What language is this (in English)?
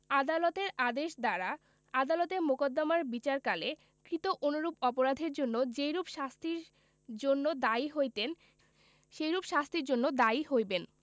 Bangla